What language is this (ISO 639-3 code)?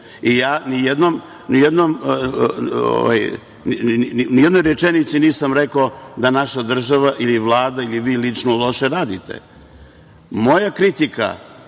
srp